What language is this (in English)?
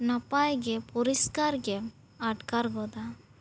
Santali